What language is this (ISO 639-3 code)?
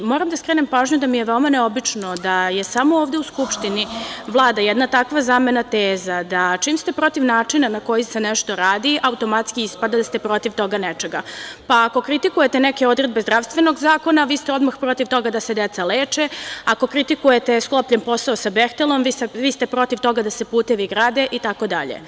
srp